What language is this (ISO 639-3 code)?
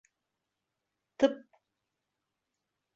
bak